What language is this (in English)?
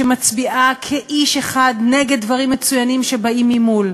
Hebrew